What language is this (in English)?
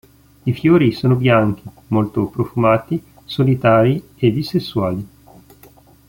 Italian